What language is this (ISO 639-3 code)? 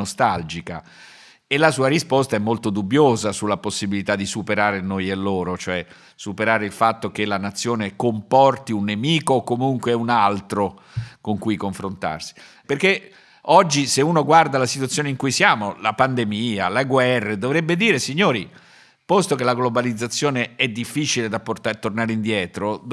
ita